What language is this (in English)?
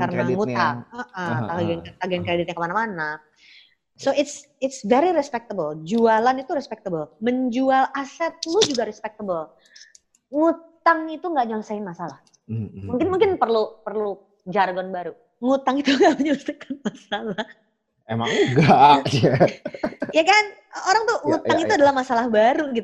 Indonesian